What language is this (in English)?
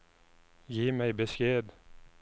Norwegian